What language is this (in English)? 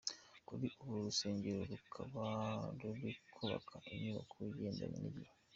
Kinyarwanda